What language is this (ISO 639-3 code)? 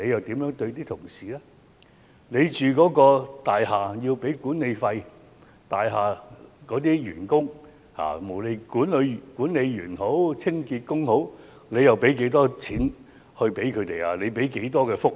yue